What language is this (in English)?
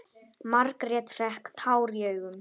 Icelandic